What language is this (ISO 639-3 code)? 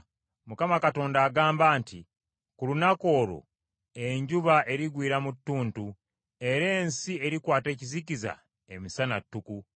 lug